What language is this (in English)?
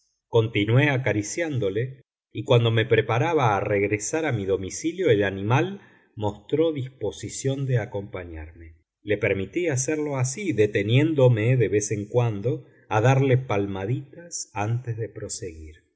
Spanish